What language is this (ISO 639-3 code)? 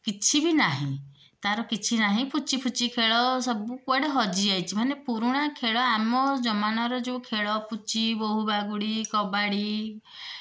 ori